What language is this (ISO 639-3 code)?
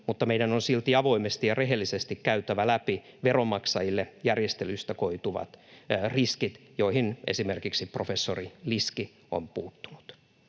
fin